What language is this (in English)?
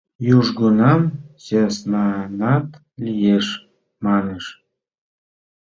Mari